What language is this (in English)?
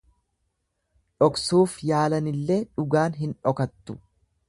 Oromo